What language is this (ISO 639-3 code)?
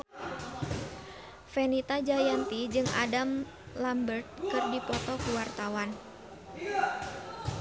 sun